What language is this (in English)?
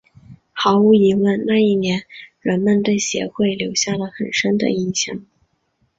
Chinese